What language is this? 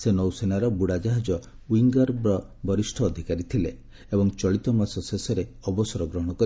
Odia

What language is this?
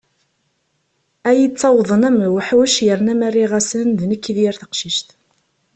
Kabyle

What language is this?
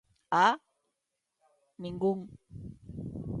Galician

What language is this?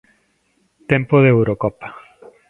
Galician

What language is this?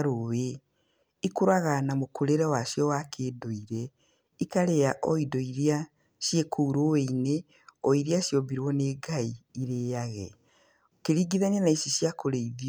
Kikuyu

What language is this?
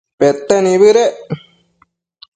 Matsés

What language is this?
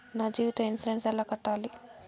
Telugu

